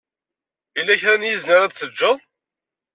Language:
Kabyle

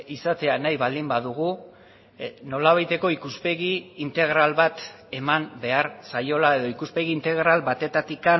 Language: Basque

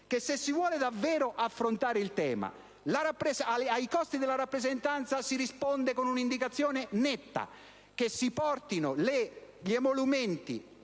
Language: Italian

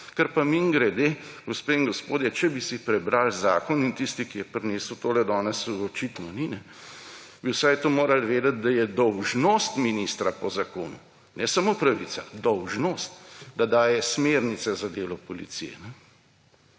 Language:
Slovenian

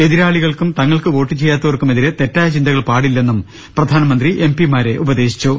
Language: Malayalam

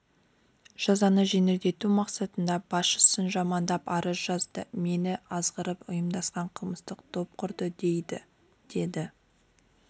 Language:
Kazakh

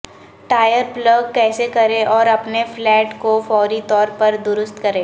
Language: Urdu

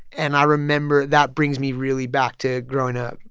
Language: English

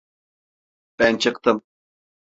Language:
Turkish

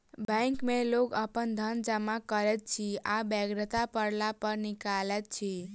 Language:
Maithili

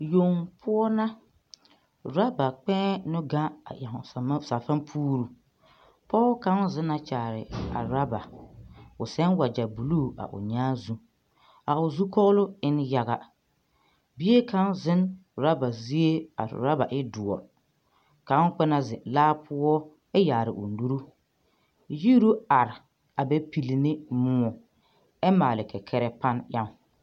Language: Southern Dagaare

